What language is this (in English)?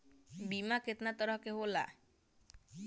Bhojpuri